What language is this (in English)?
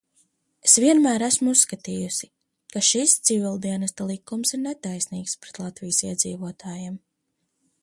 Latvian